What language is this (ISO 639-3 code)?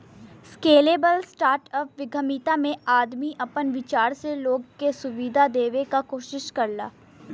bho